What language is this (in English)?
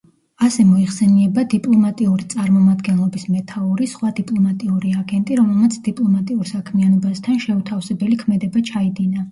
Georgian